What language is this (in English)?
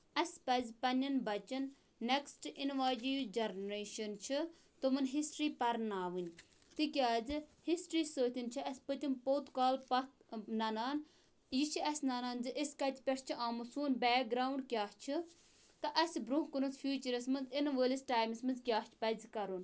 Kashmiri